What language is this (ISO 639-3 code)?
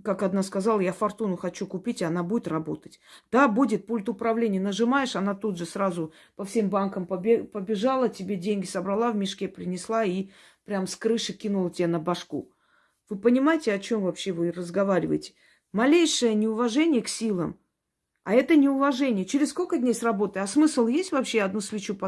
rus